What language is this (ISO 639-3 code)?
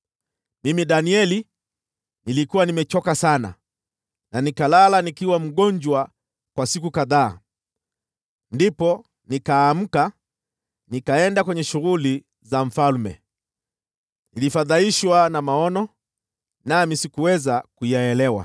swa